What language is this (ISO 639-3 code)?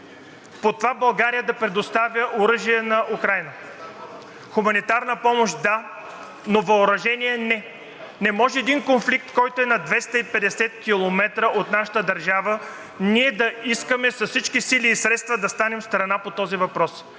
bul